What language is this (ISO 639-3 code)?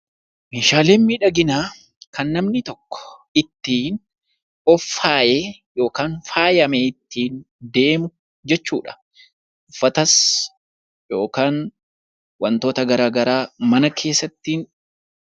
orm